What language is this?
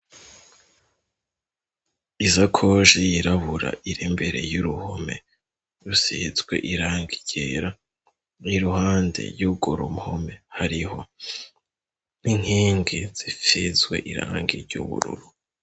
Rundi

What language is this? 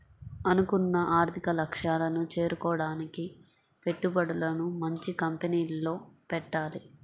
Telugu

